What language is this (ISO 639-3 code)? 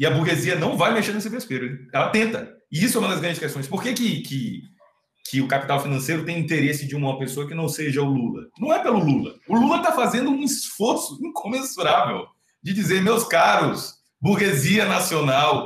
por